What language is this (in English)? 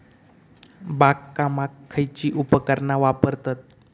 Marathi